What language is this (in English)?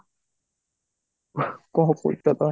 Odia